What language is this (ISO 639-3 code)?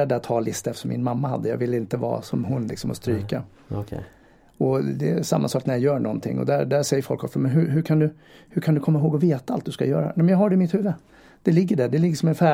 swe